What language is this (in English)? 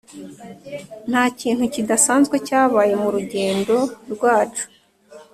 Kinyarwanda